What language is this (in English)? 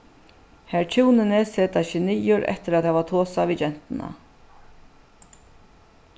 Faroese